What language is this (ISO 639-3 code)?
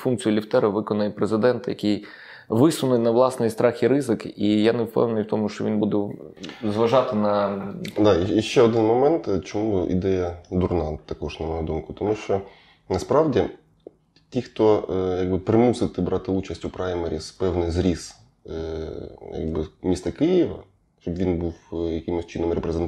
ukr